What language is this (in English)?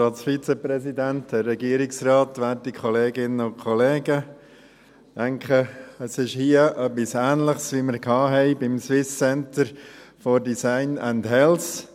Swiss German